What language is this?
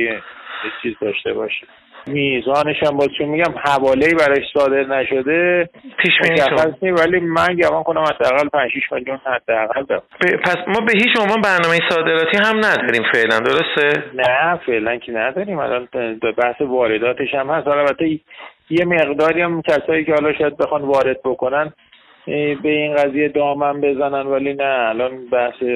Persian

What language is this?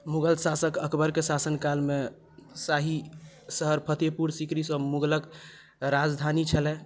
Maithili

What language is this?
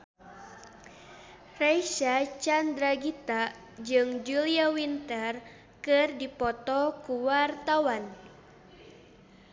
Sundanese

